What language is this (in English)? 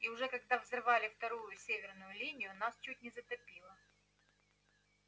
Russian